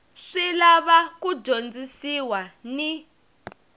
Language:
Tsonga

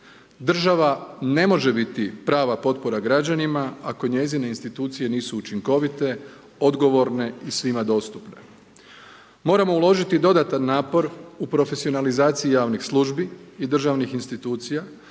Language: Croatian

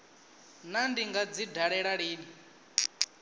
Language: Venda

